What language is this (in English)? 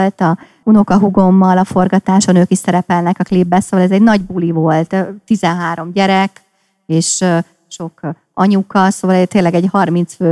Hungarian